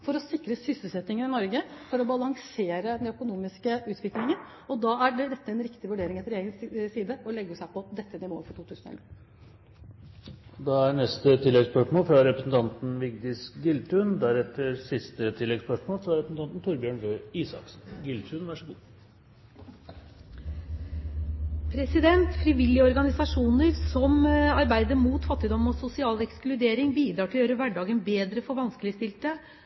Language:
Norwegian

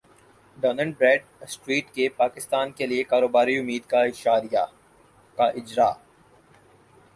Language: Urdu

